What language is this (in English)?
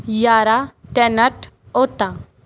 Punjabi